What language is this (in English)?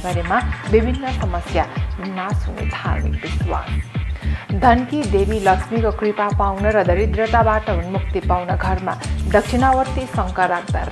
Romanian